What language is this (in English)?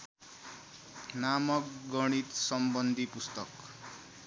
Nepali